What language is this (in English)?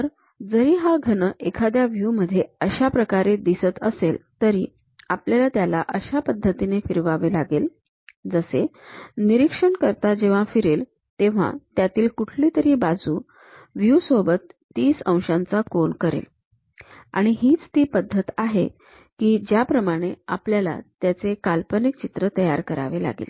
Marathi